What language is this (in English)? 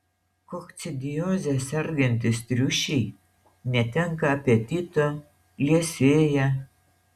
Lithuanian